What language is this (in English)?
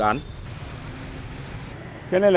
Vietnamese